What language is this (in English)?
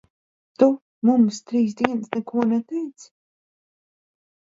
Latvian